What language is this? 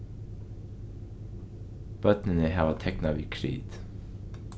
Faroese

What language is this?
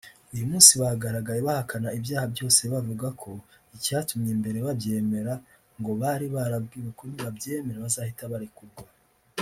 Kinyarwanda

